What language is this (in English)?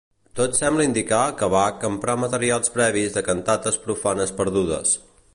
Catalan